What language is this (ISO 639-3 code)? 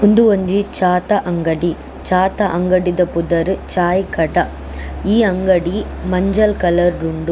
tcy